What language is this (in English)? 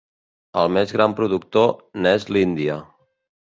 Catalan